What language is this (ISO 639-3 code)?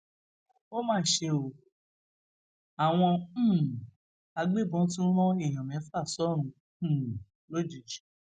yor